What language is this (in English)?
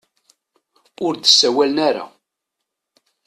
Kabyle